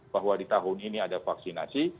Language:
Indonesian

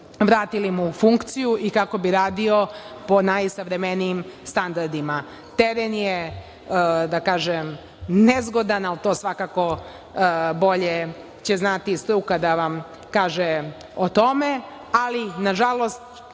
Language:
Serbian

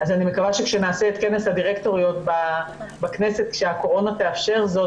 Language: Hebrew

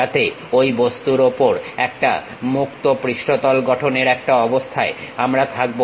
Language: Bangla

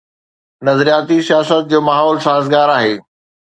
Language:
Sindhi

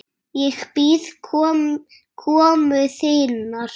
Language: Icelandic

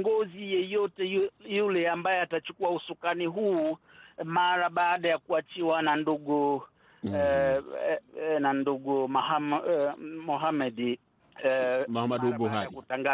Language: Swahili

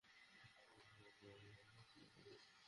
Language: Bangla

